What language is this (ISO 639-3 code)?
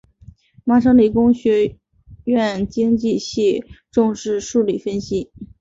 zho